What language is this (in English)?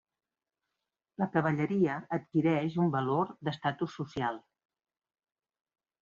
Catalan